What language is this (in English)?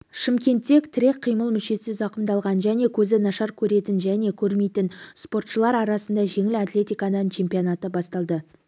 Kazakh